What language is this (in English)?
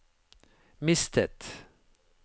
Norwegian